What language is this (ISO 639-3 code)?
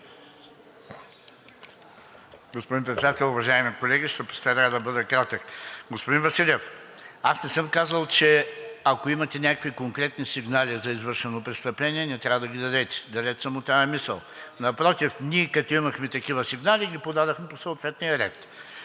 bul